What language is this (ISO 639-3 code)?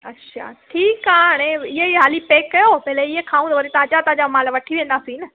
snd